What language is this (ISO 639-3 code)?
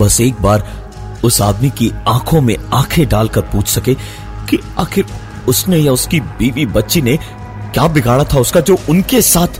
hin